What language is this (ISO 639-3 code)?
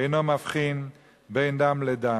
heb